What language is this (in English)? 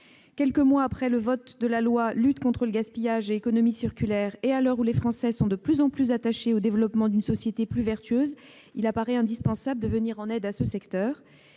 French